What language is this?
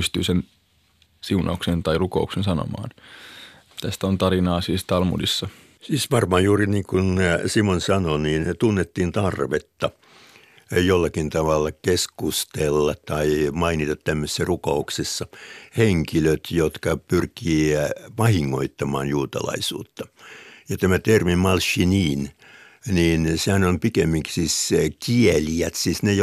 Finnish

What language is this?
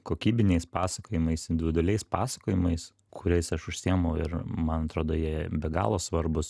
Lithuanian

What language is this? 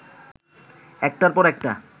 Bangla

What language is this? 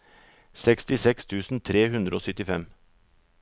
Norwegian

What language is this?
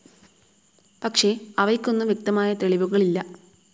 Malayalam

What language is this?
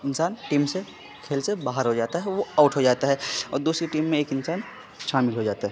Urdu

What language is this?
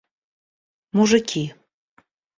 Russian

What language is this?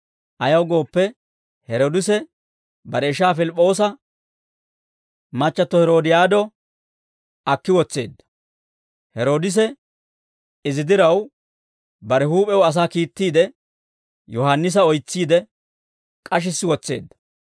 Dawro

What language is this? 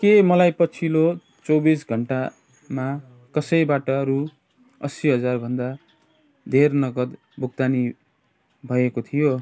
Nepali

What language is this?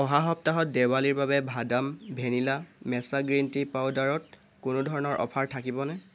Assamese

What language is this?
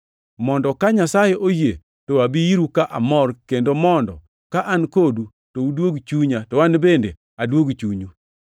Luo (Kenya and Tanzania)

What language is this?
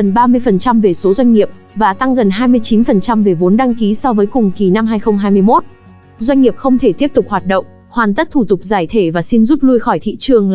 Vietnamese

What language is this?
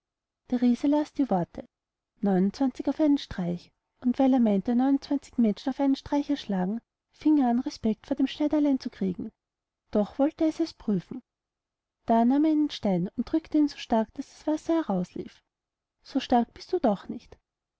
German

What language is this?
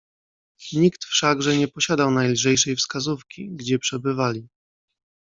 Polish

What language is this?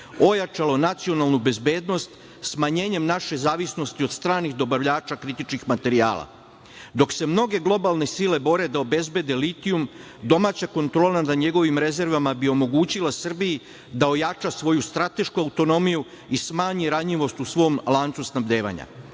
Serbian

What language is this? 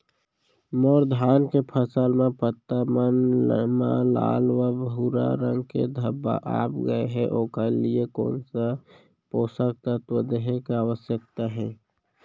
Chhattisgarhi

